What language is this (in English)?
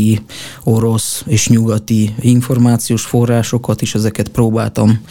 Hungarian